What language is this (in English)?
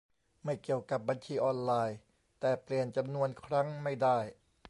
Thai